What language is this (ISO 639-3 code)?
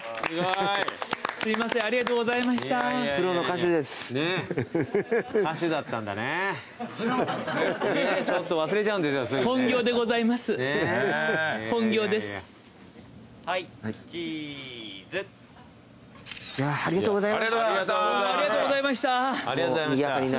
jpn